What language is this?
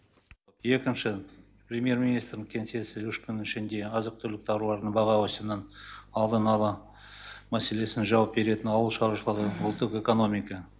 Kazakh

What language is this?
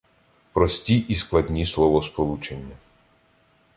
Ukrainian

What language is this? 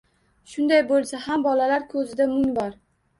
Uzbek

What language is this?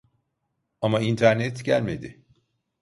Turkish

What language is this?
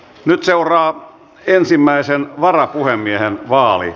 Finnish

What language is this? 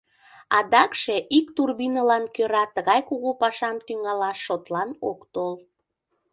Mari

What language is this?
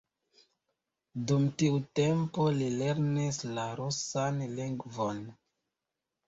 Esperanto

